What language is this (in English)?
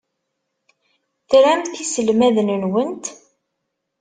Kabyle